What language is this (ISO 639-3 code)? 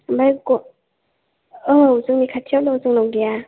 brx